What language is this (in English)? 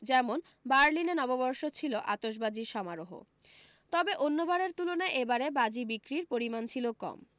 Bangla